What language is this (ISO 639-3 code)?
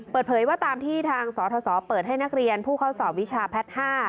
tha